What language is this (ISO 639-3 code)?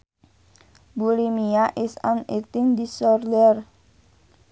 sun